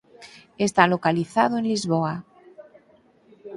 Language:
Galician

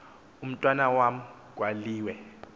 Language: Xhosa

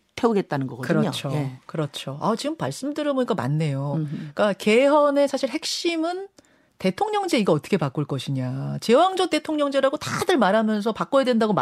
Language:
Korean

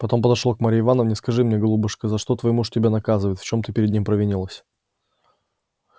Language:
Russian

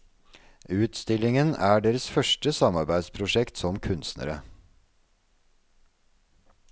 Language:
Norwegian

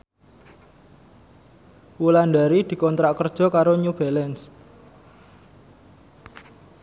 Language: Javanese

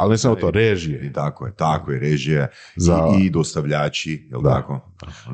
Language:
Croatian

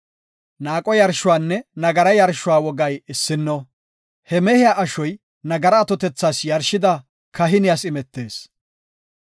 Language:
Gofa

